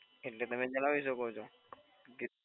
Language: Gujarati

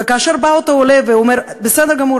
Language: Hebrew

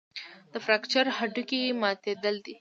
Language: Pashto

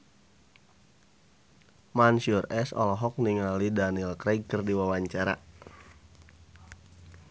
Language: Sundanese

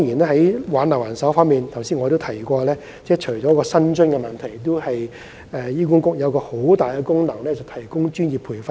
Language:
Cantonese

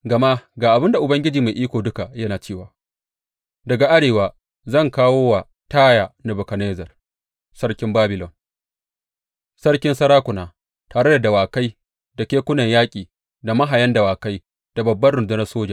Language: Hausa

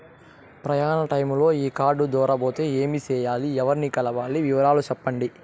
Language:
Telugu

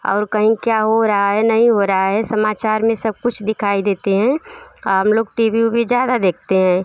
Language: Hindi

